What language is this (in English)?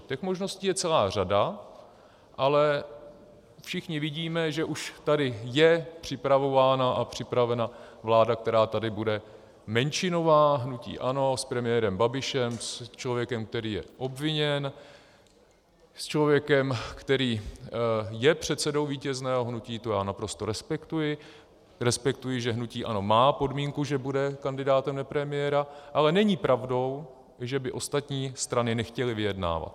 Czech